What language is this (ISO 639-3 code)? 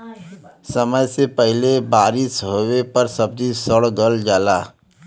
bho